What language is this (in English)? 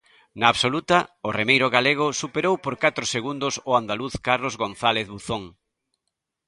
Galician